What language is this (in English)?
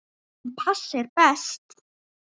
Icelandic